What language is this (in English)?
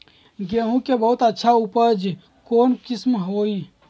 Magahi